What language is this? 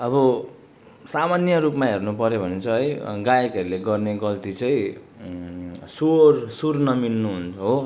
Nepali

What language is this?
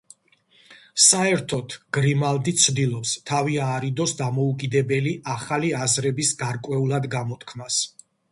Georgian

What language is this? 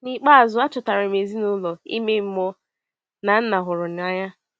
Igbo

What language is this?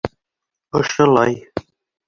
Bashkir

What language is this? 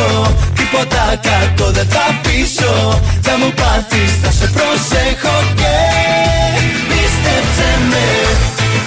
Greek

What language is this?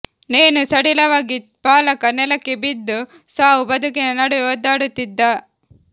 Kannada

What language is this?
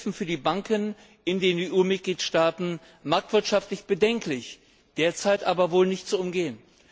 German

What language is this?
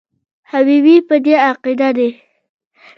Pashto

